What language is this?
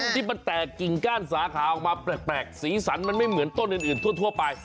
Thai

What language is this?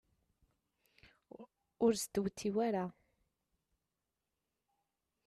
Kabyle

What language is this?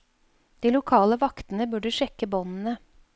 Norwegian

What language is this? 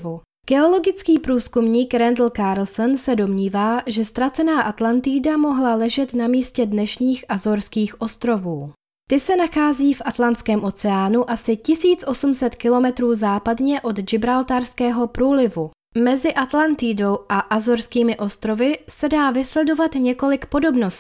Czech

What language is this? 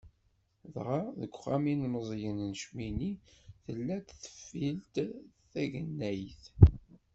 Kabyle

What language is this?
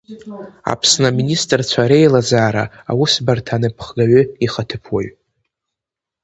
Abkhazian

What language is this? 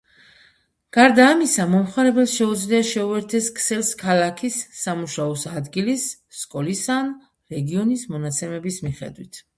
Georgian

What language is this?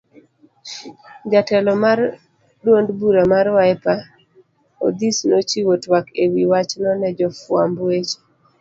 Luo (Kenya and Tanzania)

